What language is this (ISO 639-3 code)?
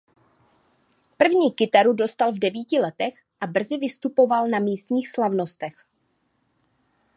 ces